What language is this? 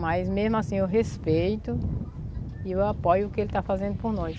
Portuguese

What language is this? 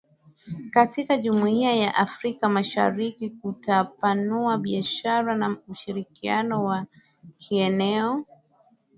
Swahili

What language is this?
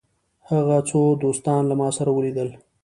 Pashto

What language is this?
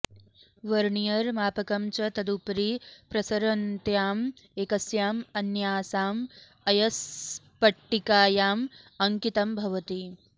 Sanskrit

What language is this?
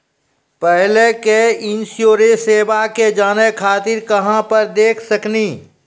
Maithili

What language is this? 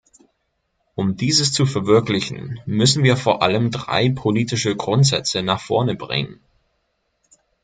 German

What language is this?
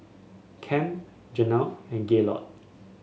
English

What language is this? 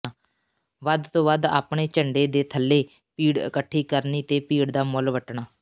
Punjabi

